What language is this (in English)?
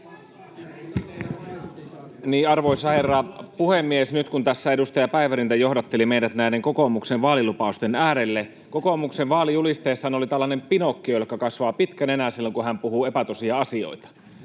Finnish